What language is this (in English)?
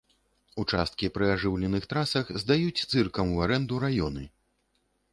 Belarusian